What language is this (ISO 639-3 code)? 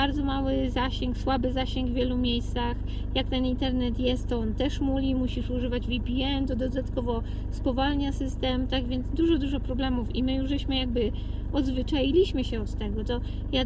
pol